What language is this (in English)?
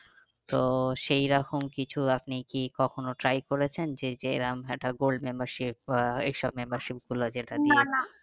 Bangla